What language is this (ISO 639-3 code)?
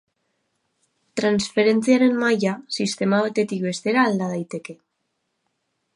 eus